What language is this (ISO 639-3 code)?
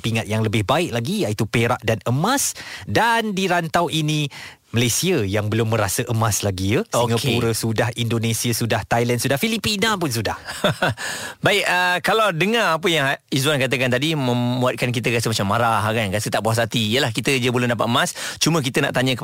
msa